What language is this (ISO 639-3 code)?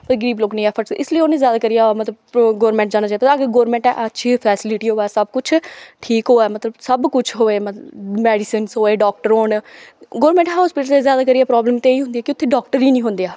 doi